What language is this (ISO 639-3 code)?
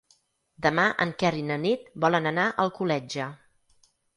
cat